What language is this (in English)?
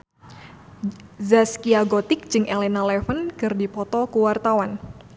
Sundanese